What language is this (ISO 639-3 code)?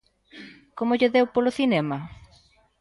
glg